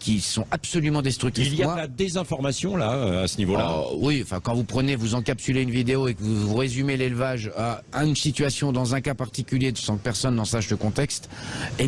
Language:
French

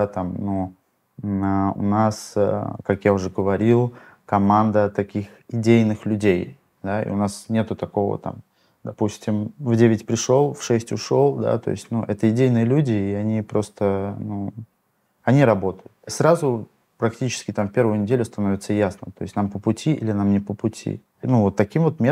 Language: Russian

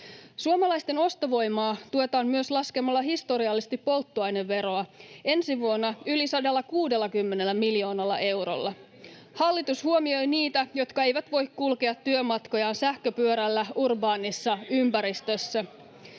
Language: Finnish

